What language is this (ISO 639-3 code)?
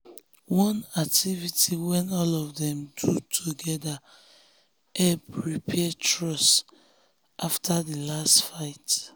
pcm